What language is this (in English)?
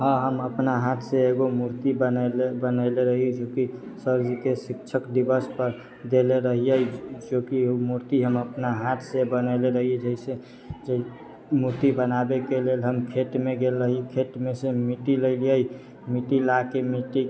Maithili